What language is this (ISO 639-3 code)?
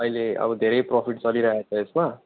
nep